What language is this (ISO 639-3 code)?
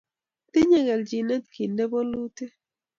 kln